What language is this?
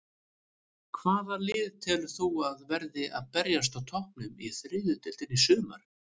Icelandic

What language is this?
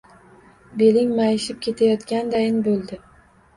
Uzbek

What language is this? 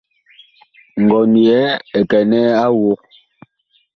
Bakoko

